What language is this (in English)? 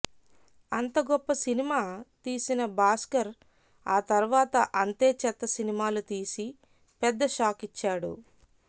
Telugu